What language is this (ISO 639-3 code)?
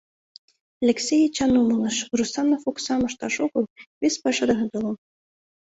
chm